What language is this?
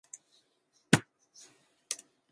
Chinese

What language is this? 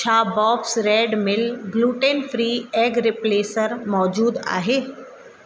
Sindhi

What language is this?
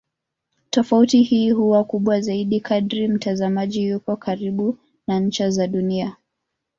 Swahili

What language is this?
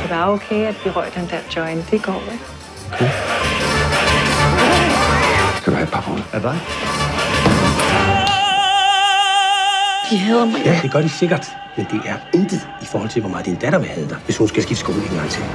Danish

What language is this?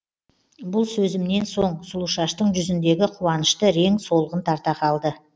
Kazakh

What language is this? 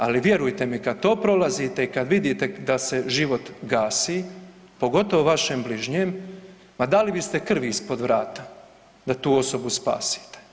Croatian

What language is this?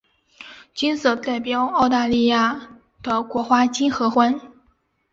Chinese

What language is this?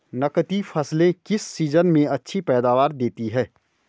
Hindi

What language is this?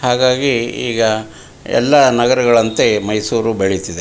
Kannada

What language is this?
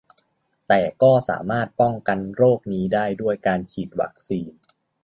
Thai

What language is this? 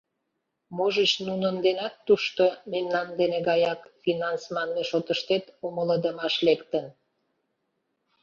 Mari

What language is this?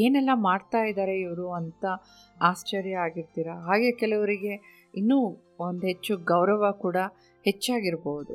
Kannada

